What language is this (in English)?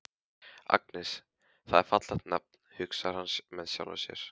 Icelandic